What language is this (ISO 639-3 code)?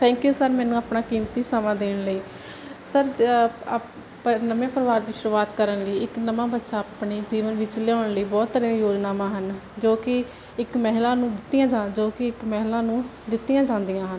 pan